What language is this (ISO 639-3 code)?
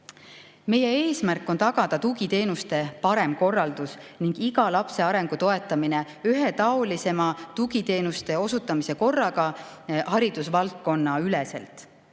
est